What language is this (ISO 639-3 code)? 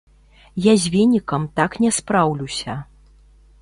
bel